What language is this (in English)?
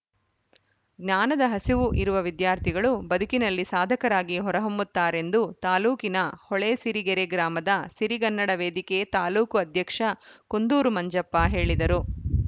Kannada